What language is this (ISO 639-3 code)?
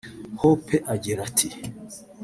kin